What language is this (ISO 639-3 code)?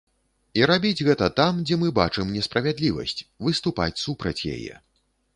bel